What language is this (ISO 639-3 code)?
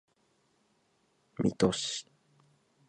jpn